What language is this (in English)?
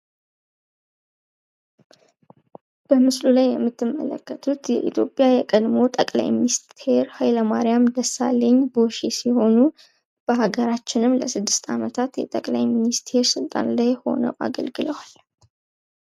Amharic